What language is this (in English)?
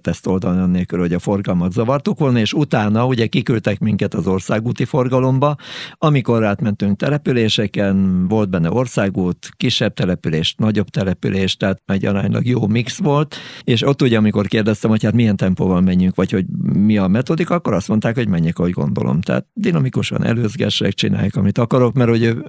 Hungarian